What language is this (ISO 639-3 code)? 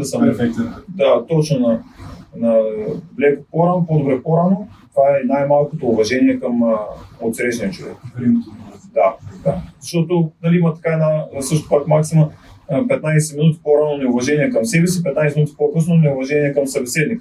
bul